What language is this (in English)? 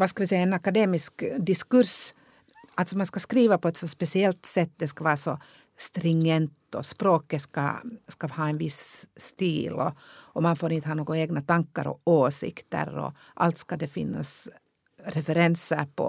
Swedish